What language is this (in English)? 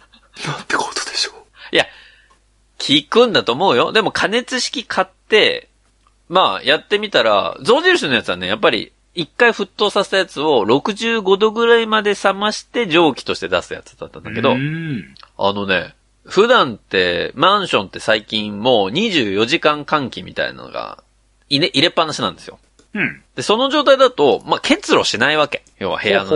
Japanese